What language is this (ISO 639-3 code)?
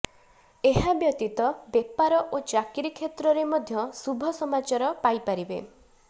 ori